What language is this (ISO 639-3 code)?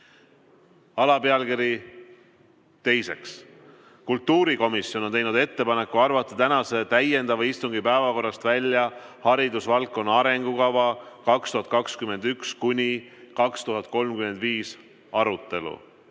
est